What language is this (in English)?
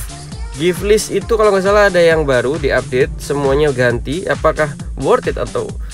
Indonesian